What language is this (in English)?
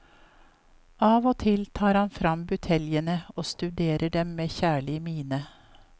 Norwegian